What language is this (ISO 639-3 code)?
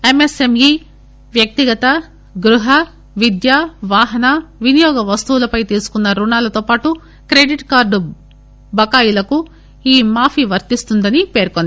tel